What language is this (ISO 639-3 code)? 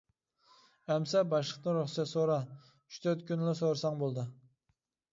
uig